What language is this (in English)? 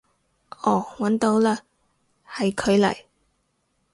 Cantonese